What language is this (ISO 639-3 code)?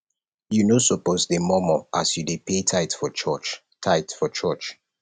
pcm